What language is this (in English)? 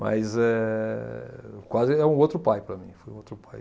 Portuguese